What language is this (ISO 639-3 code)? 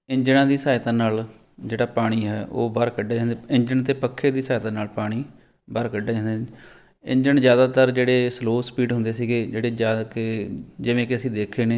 pan